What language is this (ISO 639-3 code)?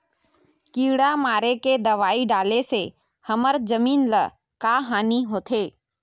hne